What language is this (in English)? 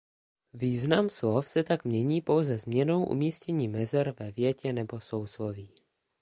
Czech